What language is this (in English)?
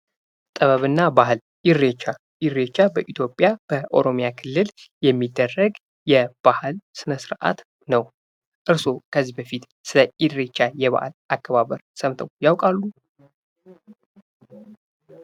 Amharic